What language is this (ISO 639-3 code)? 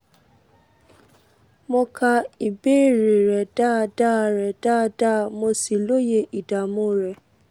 yor